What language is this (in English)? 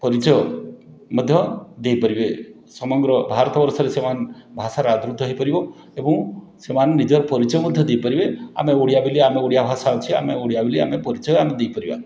Odia